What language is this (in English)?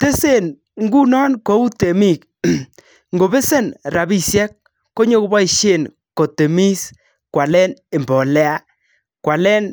Kalenjin